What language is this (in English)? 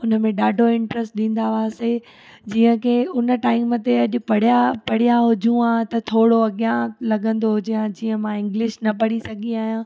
Sindhi